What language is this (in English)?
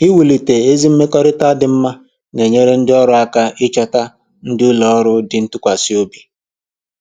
Igbo